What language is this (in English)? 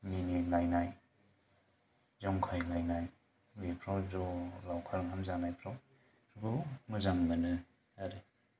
Bodo